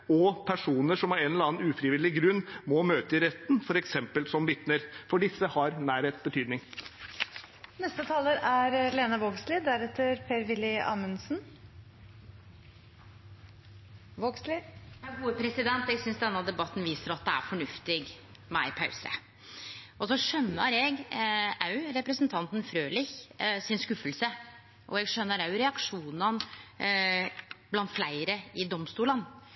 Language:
Norwegian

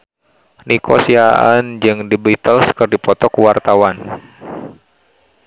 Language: Sundanese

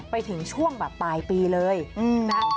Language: Thai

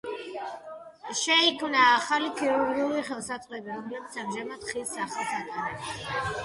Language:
Georgian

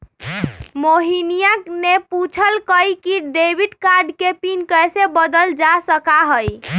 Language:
Magahi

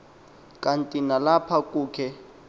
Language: Xhosa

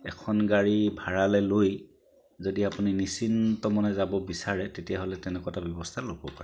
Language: Assamese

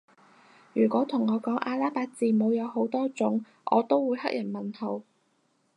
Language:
Cantonese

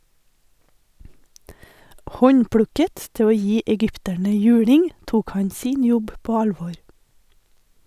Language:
Norwegian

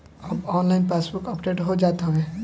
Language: Bhojpuri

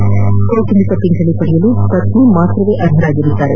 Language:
Kannada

